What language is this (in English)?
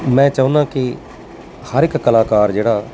Punjabi